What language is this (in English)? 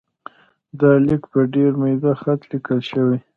Pashto